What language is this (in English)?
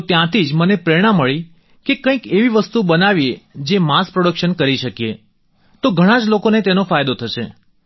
Gujarati